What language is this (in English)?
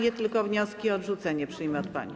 Polish